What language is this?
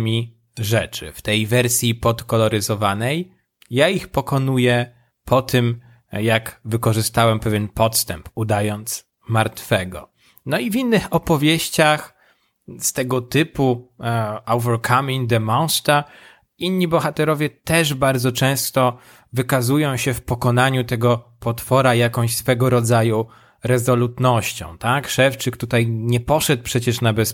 Polish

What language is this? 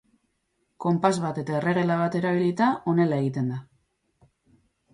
Basque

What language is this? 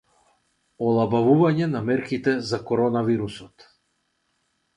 Macedonian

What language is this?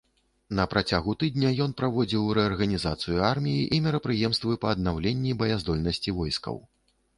Belarusian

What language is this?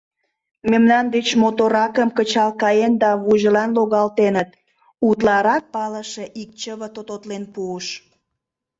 Mari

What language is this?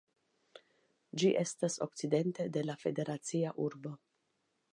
Esperanto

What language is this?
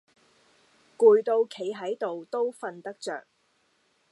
Cantonese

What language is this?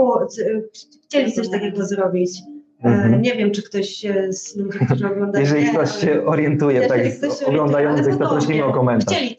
Polish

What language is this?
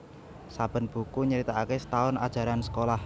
Javanese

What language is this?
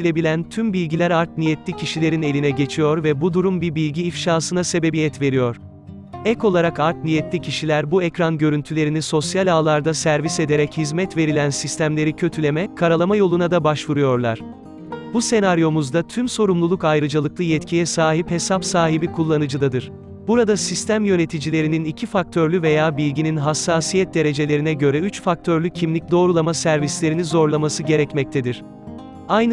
Turkish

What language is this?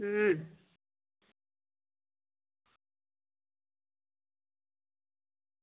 Dogri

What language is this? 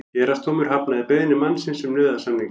Icelandic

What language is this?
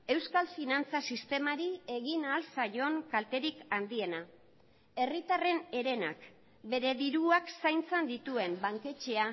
Basque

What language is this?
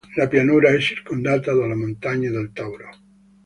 Italian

